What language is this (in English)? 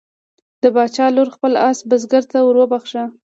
Pashto